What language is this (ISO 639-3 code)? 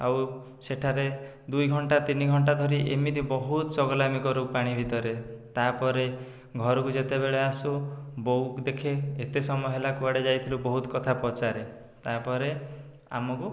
ori